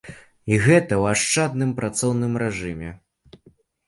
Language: Belarusian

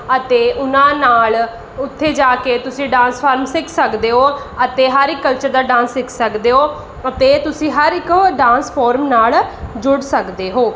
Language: Punjabi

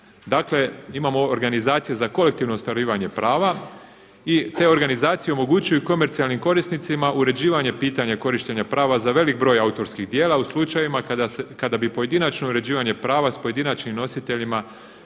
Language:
Croatian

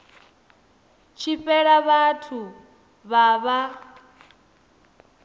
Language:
Venda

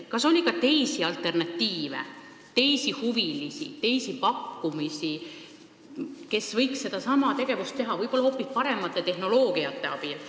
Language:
Estonian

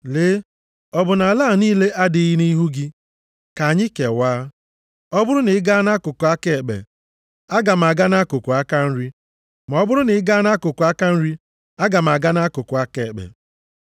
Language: Igbo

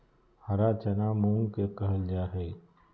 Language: Magahi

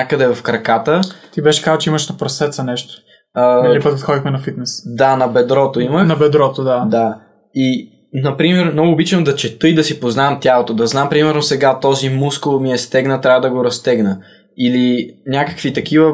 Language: Bulgarian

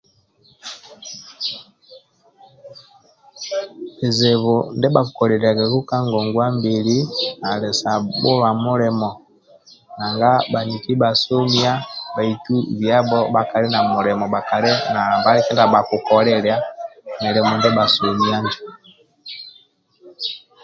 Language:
Amba (Uganda)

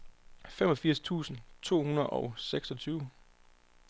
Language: Danish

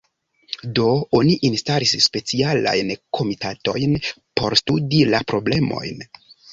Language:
Esperanto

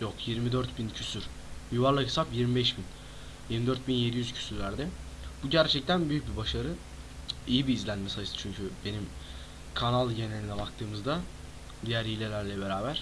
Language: Turkish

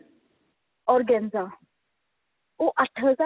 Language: Punjabi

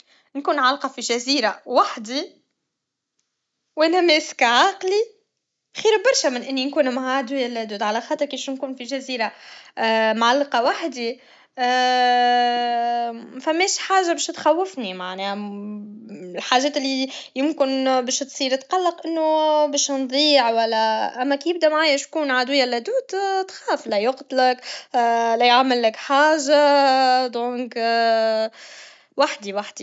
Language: Tunisian Arabic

